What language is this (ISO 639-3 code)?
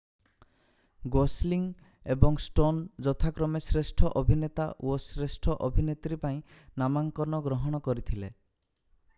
ori